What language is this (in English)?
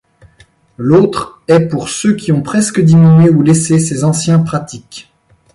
French